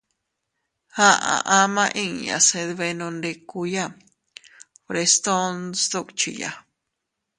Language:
Teutila Cuicatec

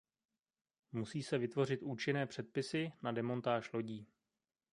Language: Czech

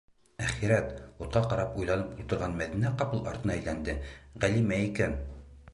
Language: Bashkir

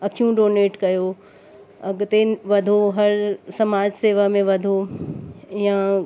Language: Sindhi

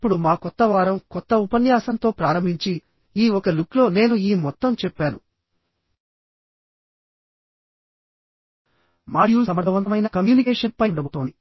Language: Telugu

